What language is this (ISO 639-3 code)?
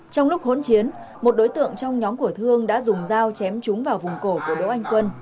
vie